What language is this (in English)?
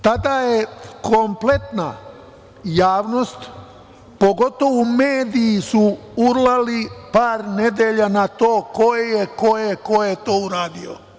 Serbian